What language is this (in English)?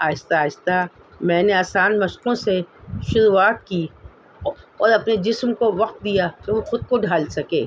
Urdu